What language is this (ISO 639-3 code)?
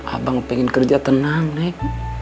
ind